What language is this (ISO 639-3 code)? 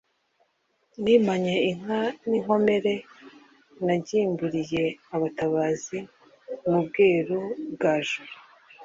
kin